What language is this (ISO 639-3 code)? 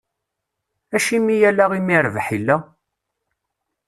kab